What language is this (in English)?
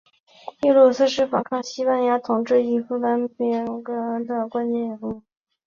Chinese